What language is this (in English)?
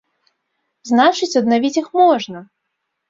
Belarusian